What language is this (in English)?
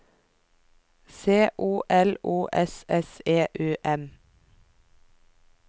Norwegian